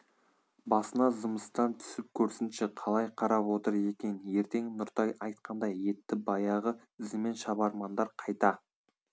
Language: Kazakh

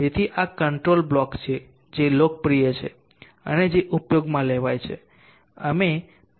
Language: Gujarati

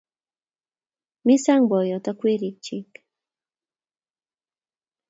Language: Kalenjin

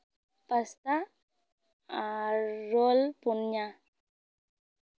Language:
Santali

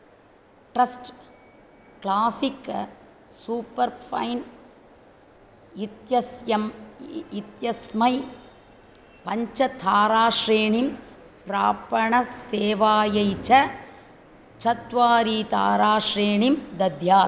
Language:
Sanskrit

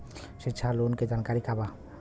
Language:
Bhojpuri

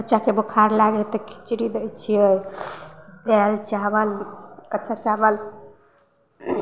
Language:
Maithili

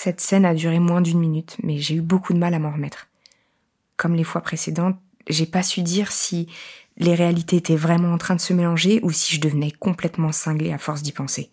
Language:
French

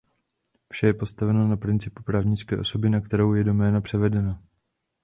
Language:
Czech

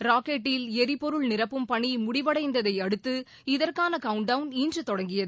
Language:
Tamil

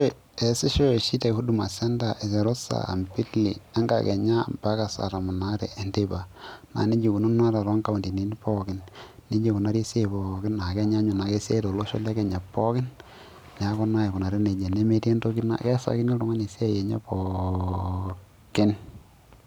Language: Masai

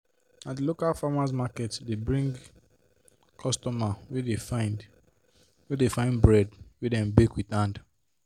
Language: Nigerian Pidgin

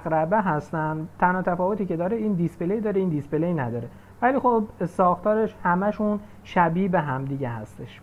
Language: Persian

